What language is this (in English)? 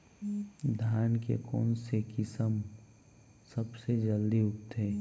Chhattisgarhi